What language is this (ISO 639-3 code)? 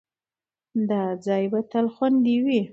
pus